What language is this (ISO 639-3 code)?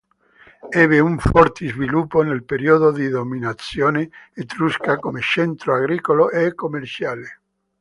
ita